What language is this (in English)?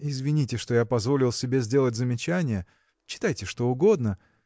Russian